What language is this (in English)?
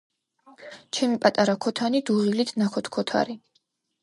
Georgian